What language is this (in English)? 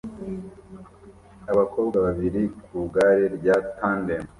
Kinyarwanda